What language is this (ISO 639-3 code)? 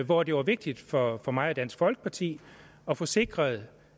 dan